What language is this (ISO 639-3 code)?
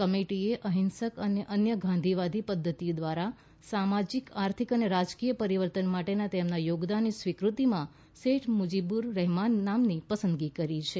guj